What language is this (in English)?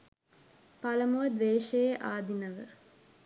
Sinhala